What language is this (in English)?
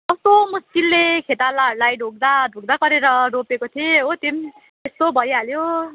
Nepali